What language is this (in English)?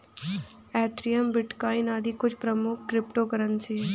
Hindi